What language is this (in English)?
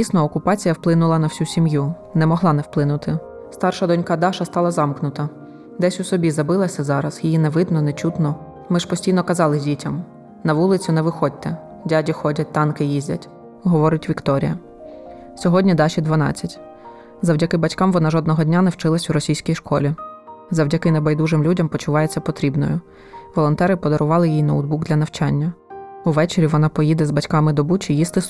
Ukrainian